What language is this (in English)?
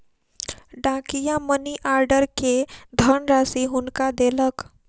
Maithili